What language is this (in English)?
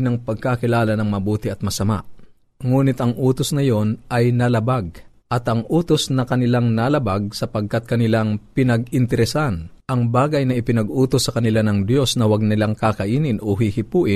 Filipino